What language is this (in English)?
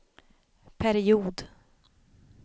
Swedish